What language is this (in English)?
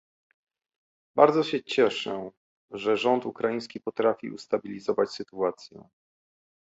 Polish